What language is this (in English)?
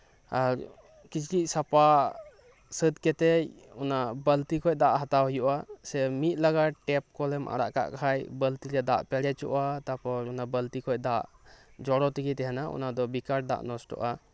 Santali